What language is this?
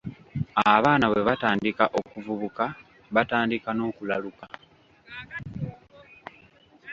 Ganda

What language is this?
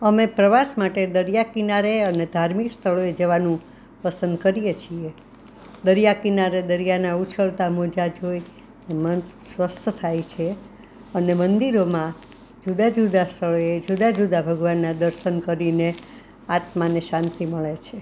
Gujarati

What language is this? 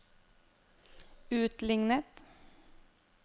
Norwegian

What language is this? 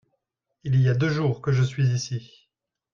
French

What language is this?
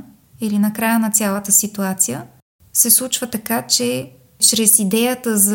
Bulgarian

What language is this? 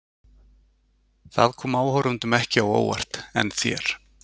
Icelandic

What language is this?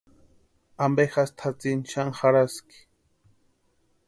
Western Highland Purepecha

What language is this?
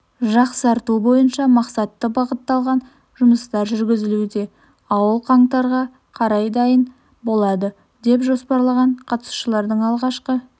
Kazakh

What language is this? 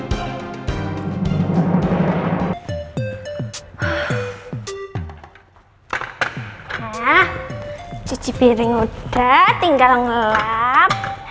Indonesian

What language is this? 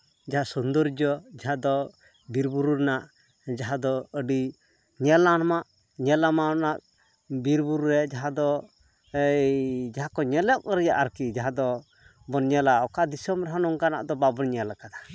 Santali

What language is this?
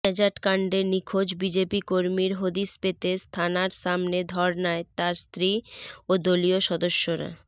Bangla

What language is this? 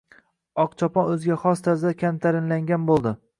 Uzbek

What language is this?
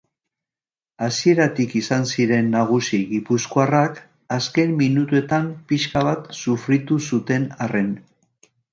Basque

